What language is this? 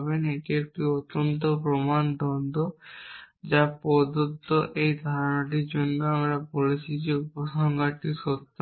Bangla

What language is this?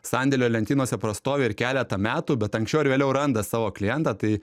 Lithuanian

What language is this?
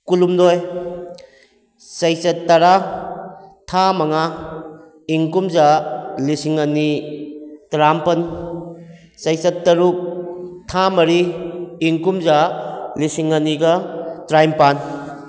Manipuri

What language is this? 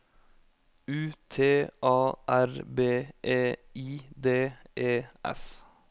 Norwegian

